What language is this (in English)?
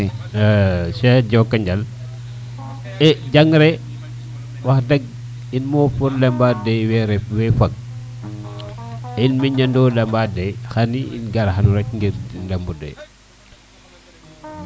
Serer